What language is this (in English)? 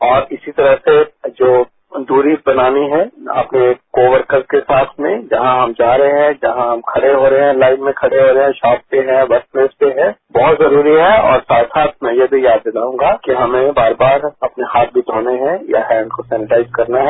Hindi